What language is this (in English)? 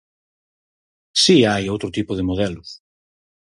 Galician